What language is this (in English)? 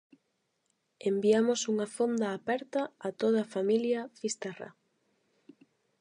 Galician